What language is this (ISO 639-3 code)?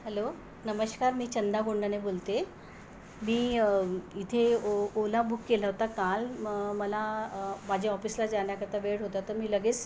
mar